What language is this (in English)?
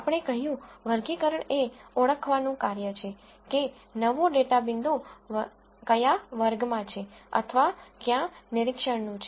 Gujarati